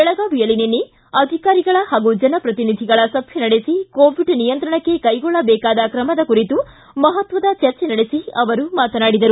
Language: Kannada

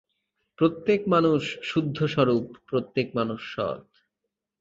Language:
Bangla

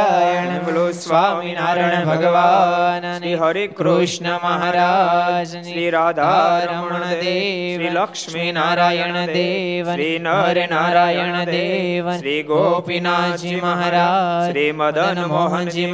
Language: Gujarati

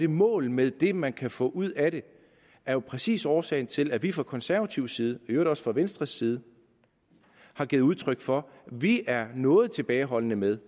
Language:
Danish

